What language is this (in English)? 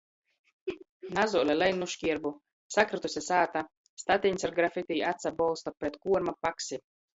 Latgalian